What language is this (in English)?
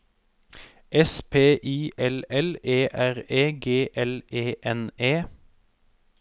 Norwegian